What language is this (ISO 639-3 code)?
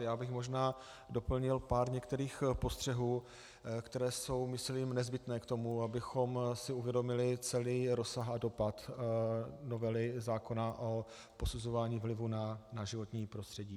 ces